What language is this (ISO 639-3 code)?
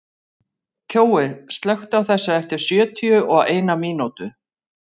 isl